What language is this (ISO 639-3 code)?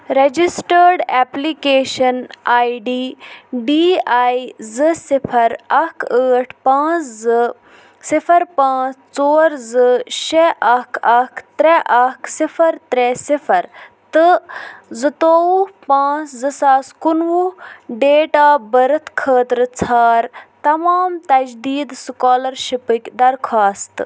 kas